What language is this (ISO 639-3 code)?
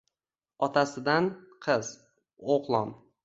uzb